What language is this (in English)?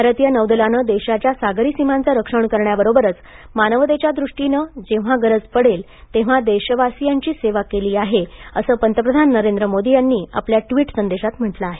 Marathi